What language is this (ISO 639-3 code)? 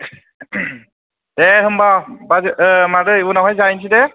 brx